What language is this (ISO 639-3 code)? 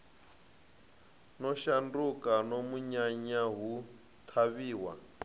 ven